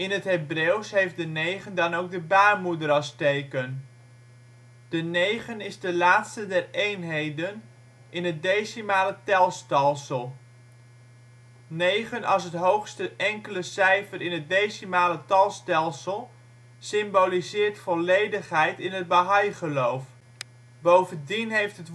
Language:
Dutch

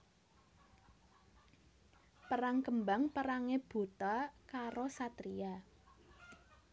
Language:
Javanese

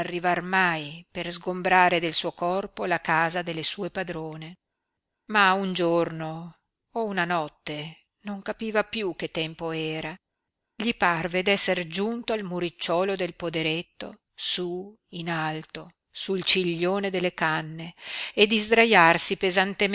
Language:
Italian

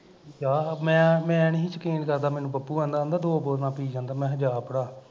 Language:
Punjabi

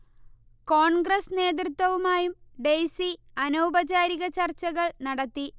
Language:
Malayalam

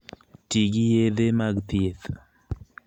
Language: Luo (Kenya and Tanzania)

